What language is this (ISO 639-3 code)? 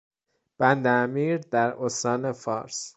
fas